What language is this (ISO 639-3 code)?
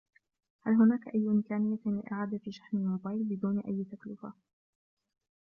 ara